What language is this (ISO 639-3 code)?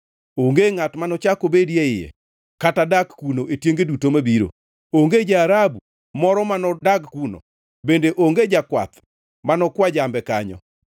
luo